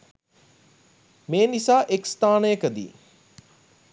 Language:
Sinhala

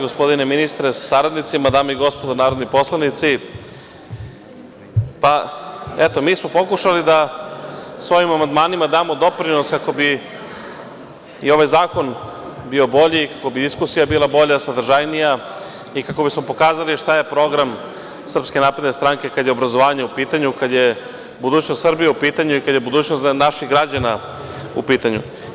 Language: Serbian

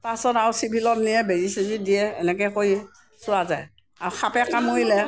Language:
Assamese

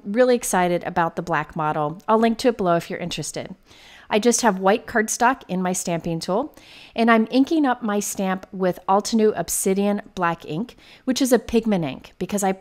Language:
English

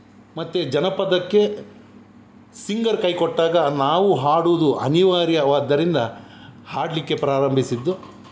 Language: Kannada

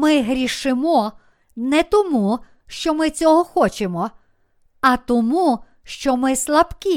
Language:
Ukrainian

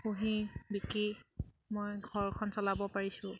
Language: Assamese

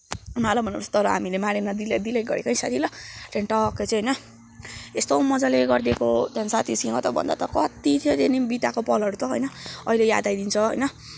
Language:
Nepali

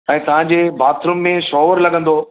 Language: Sindhi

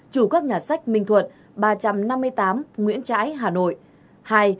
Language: Vietnamese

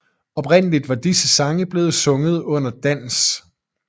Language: Danish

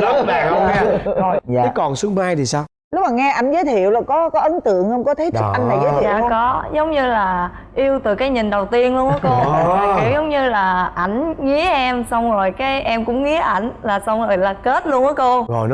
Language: Vietnamese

